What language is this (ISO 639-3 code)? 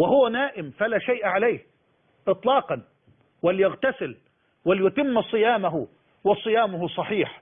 ara